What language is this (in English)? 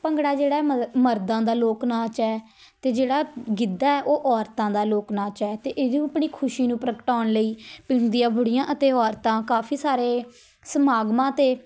Punjabi